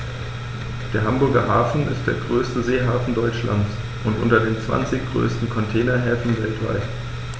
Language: German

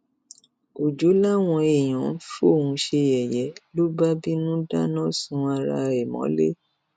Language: Yoruba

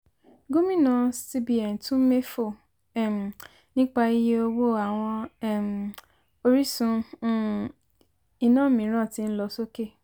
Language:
Yoruba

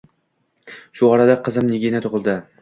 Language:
Uzbek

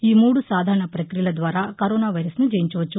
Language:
Telugu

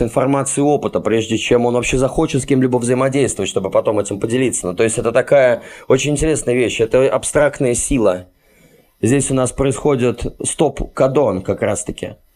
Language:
Russian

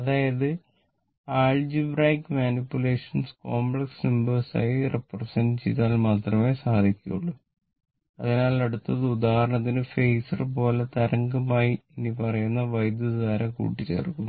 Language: Malayalam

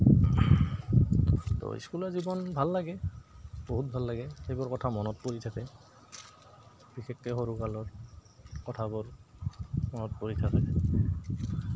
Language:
Assamese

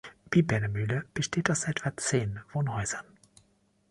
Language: German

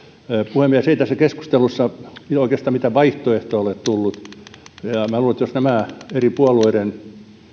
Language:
Finnish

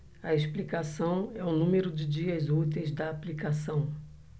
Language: Portuguese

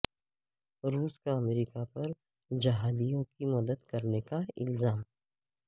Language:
Urdu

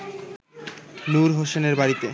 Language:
Bangla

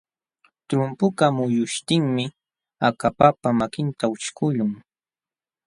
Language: Jauja Wanca Quechua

